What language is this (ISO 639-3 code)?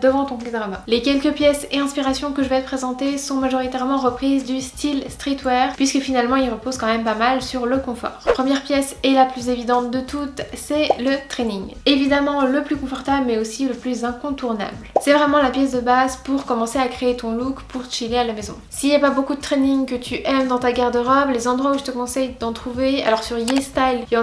fra